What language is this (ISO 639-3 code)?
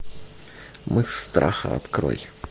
rus